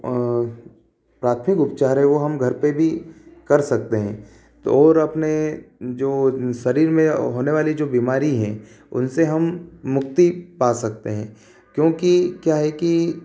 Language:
Hindi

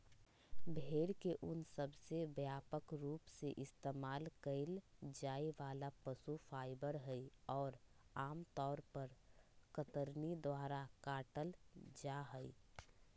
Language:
Magahi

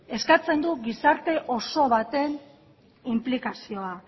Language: Basque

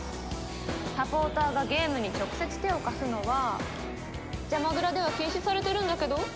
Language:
Japanese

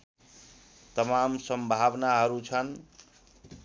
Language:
Nepali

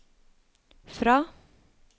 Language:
Norwegian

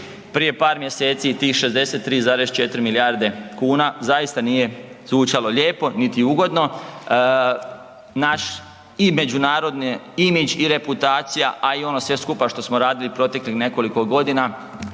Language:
Croatian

